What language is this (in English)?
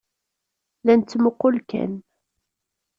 Kabyle